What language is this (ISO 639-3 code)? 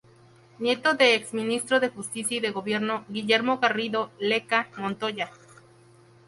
spa